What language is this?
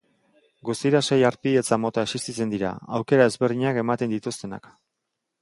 Basque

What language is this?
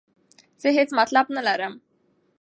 Pashto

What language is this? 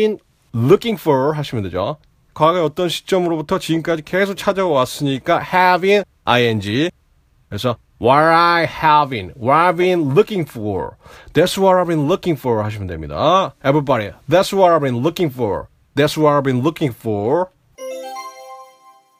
Korean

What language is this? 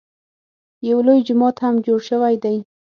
Pashto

